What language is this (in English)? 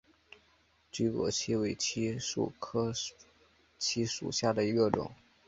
Chinese